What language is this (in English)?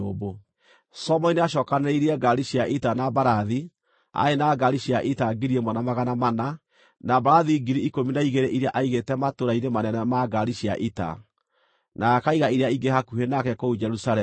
Kikuyu